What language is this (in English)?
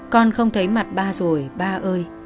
Vietnamese